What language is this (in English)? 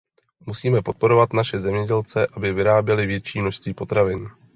Czech